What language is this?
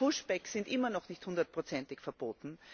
German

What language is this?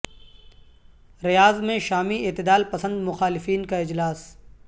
Urdu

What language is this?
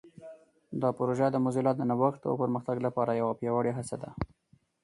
Pashto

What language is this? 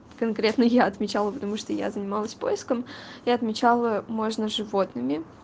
Russian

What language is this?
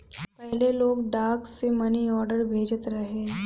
Bhojpuri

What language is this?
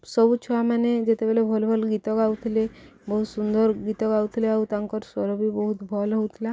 Odia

